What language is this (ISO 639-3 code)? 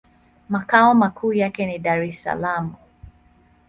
swa